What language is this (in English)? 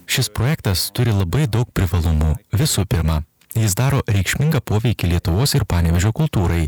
Lithuanian